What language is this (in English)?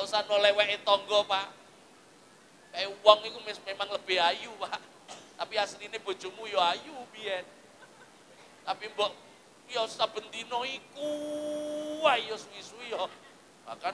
Indonesian